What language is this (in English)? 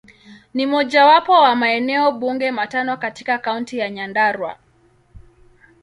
Swahili